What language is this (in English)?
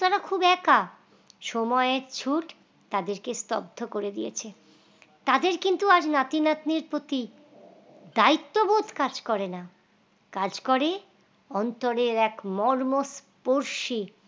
Bangla